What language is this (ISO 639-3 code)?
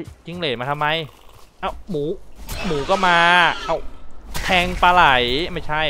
tha